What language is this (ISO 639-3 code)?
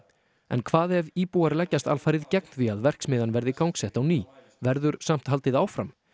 isl